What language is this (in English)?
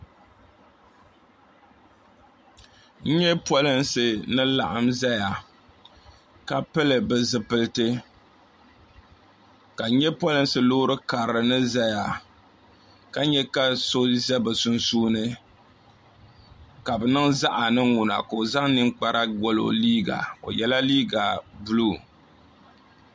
Dagbani